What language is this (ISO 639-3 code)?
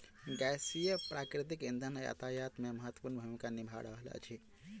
mai